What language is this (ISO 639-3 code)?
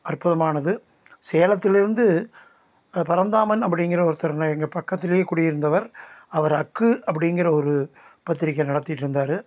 tam